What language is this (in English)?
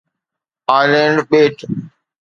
Sindhi